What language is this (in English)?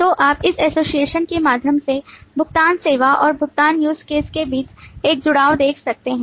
Hindi